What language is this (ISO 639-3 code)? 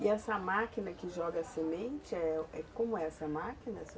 por